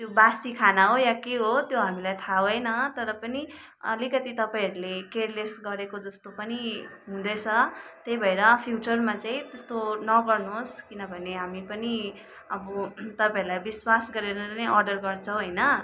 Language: Nepali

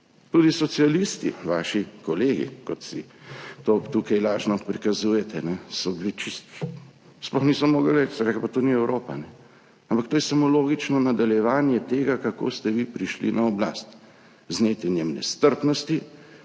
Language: Slovenian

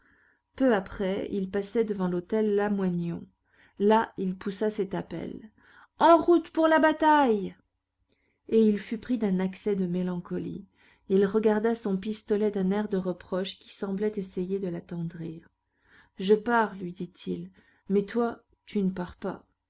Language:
French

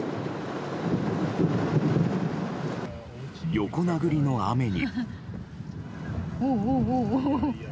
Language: Japanese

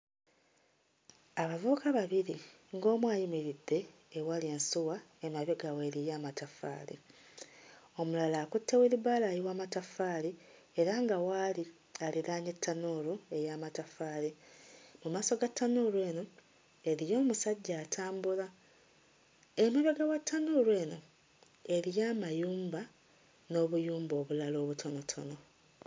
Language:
Ganda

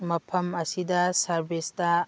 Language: Manipuri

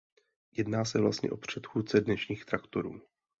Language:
Czech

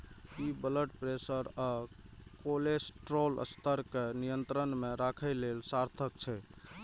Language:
Maithili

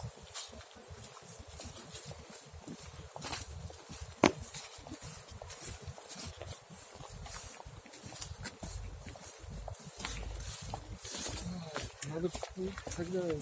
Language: Russian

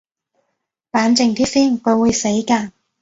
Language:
Cantonese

